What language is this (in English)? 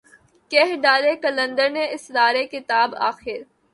Urdu